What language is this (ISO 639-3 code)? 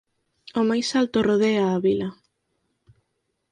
glg